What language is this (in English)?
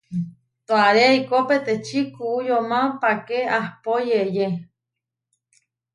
Huarijio